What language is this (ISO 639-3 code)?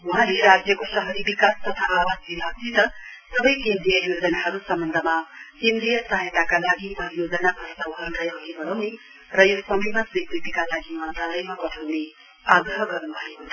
nep